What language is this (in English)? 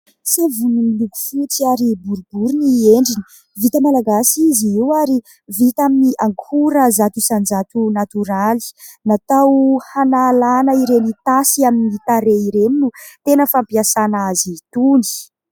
Malagasy